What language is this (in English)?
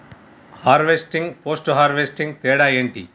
Telugu